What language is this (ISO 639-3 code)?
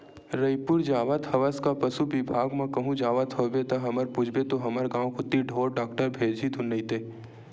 hne